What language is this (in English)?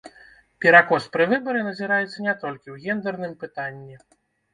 Belarusian